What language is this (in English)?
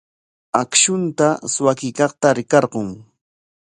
Corongo Ancash Quechua